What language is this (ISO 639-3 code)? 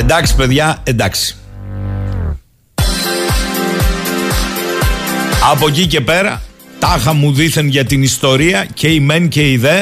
ell